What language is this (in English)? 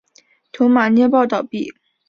Chinese